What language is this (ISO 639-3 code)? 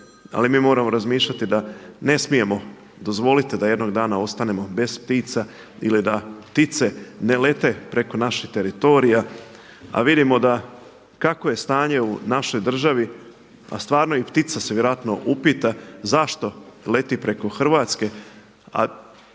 hrv